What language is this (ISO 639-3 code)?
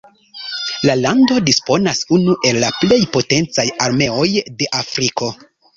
epo